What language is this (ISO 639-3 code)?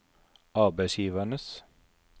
nor